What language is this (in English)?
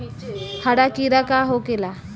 Bhojpuri